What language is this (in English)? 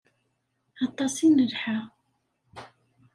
Kabyle